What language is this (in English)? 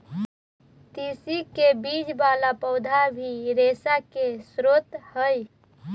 Magahi